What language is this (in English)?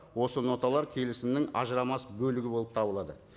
Kazakh